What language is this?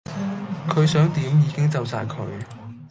Cantonese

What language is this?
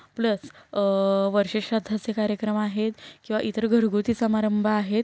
Marathi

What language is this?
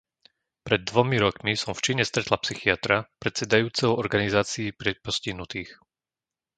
Slovak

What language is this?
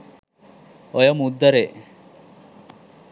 Sinhala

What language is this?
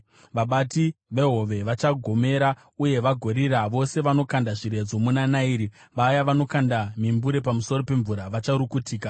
Shona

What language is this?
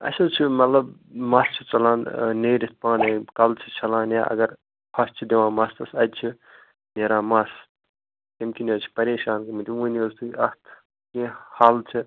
Kashmiri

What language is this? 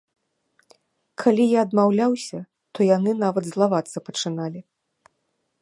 Belarusian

